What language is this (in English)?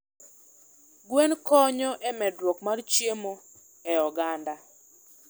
Luo (Kenya and Tanzania)